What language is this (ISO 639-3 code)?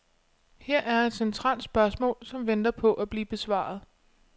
dan